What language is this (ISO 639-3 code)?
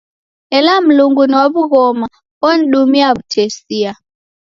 dav